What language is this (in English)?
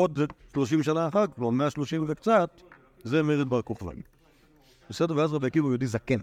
Hebrew